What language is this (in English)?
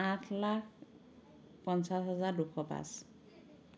Assamese